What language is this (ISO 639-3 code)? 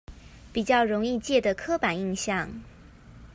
zho